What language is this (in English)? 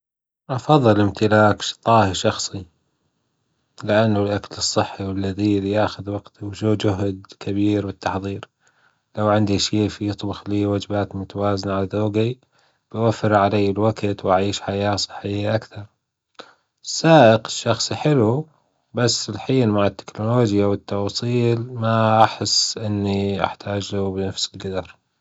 Gulf Arabic